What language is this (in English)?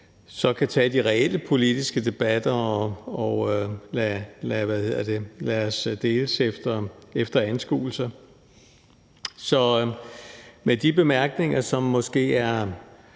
Danish